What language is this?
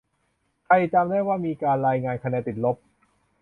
Thai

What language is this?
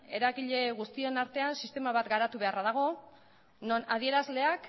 Basque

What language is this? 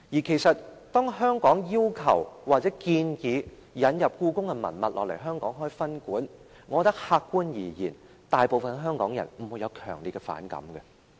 Cantonese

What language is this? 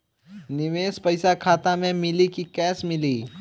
Bhojpuri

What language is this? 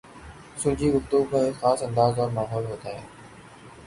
Urdu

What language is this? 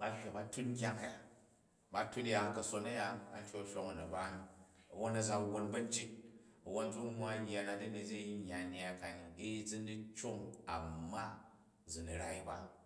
Jju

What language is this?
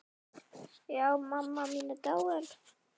Icelandic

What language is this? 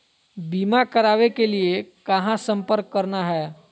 Magahi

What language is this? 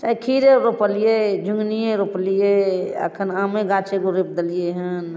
Maithili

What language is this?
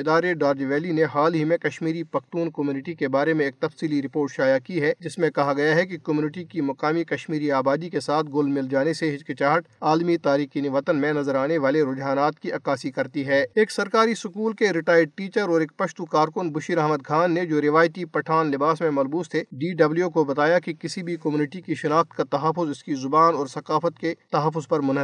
Urdu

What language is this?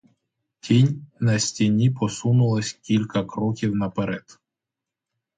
Ukrainian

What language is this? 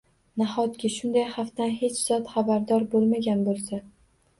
Uzbek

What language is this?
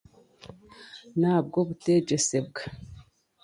Chiga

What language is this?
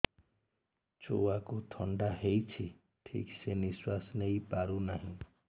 Odia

